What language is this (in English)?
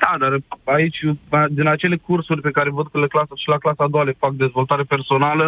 Romanian